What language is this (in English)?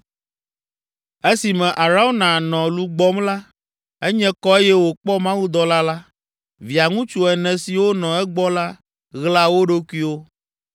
Ewe